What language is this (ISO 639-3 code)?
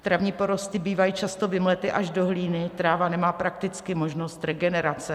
ces